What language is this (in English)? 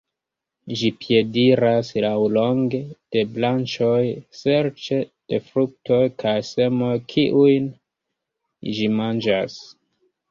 Esperanto